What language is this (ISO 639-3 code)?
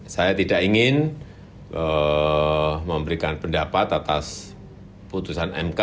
ind